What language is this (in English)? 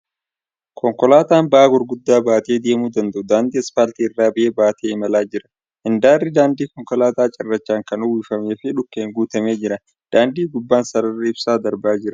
Oromo